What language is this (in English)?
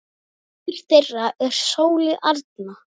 Icelandic